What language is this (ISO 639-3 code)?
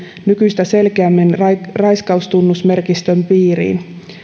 fin